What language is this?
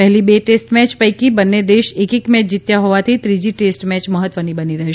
Gujarati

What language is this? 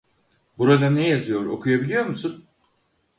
Turkish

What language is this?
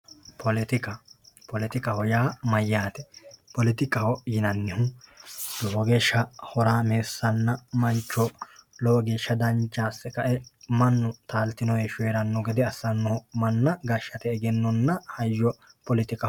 Sidamo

